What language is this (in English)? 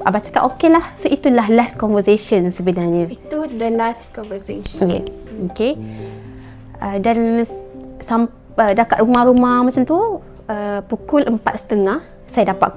Malay